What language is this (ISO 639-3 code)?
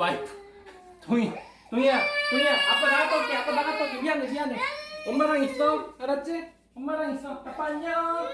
kor